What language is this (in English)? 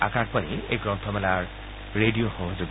Assamese